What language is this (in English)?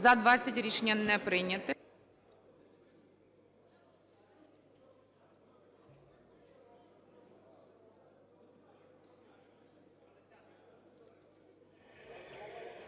Ukrainian